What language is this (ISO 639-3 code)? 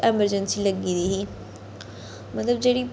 doi